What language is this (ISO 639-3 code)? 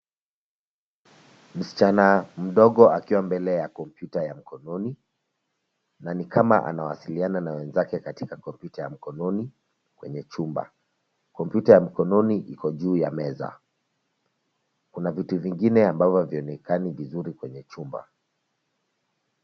swa